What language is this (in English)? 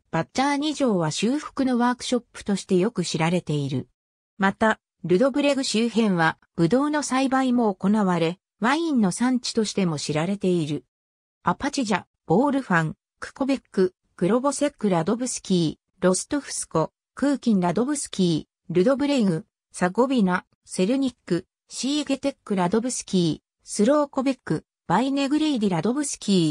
Japanese